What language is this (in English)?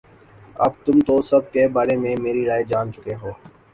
Urdu